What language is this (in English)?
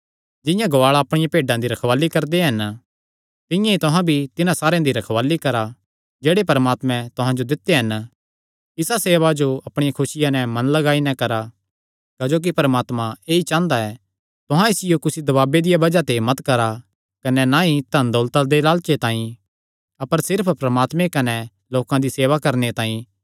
Kangri